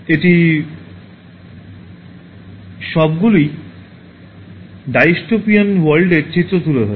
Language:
Bangla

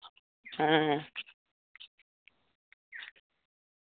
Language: Santali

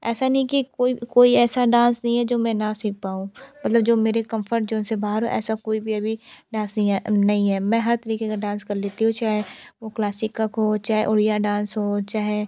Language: Hindi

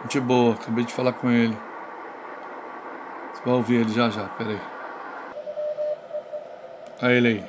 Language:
Portuguese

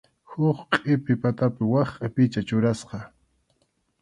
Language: Arequipa-La Unión Quechua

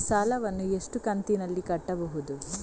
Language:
Kannada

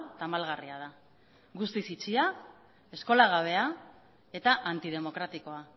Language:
Basque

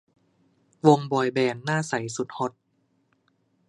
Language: Thai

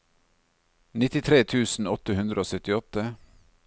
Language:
Norwegian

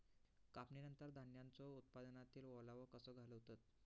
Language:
Marathi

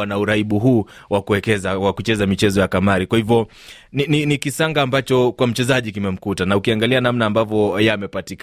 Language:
Swahili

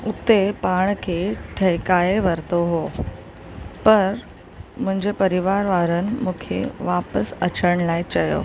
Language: Sindhi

